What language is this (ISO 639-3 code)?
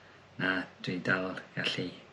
cym